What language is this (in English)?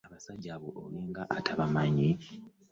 Ganda